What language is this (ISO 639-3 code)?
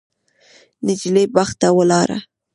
pus